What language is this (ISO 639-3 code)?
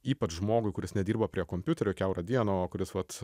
lit